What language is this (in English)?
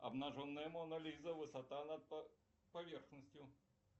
Russian